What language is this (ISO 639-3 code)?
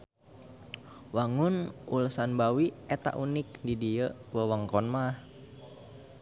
sun